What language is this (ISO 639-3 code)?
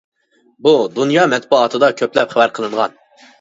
uig